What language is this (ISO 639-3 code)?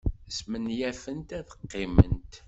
kab